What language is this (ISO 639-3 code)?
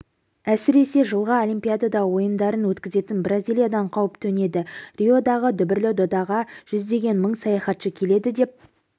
kaz